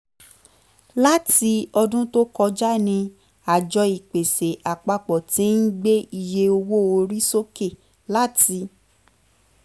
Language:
Yoruba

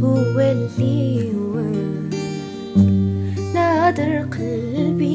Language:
Arabic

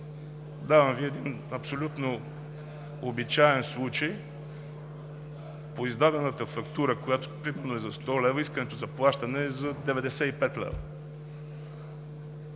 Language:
Bulgarian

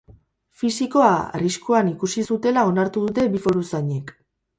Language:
Basque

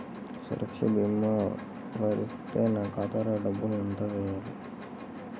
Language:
Telugu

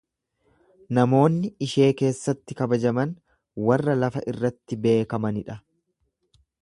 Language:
Oromo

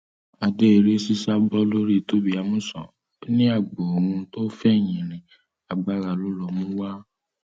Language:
Yoruba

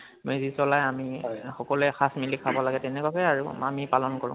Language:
Assamese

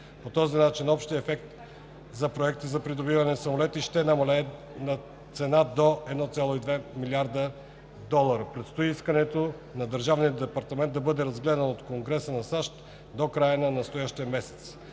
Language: Bulgarian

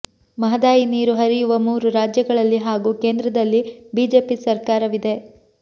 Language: Kannada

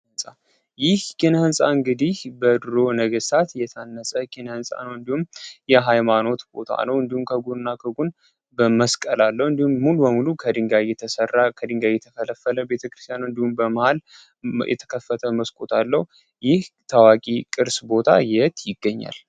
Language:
Amharic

